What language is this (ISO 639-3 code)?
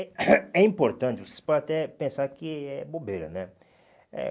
por